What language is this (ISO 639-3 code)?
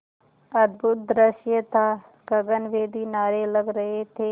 hin